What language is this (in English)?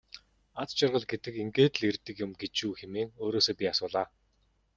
Mongolian